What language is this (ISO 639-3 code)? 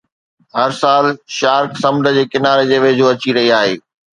snd